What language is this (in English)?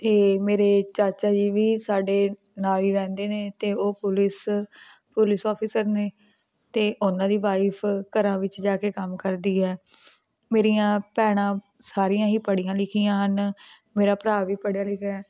Punjabi